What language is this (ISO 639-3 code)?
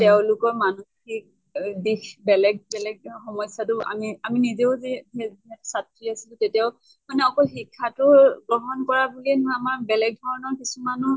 asm